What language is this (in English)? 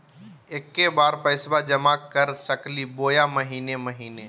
Magahi